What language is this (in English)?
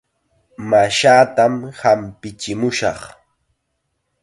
Chiquián Ancash Quechua